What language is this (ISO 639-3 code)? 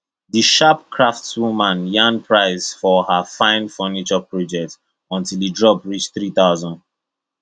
pcm